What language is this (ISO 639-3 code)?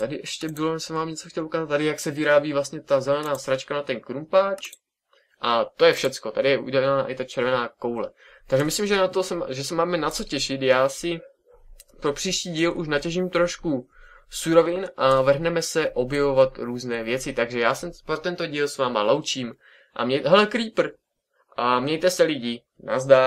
ces